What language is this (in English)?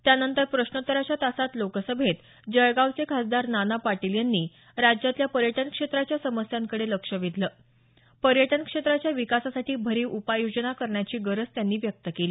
Marathi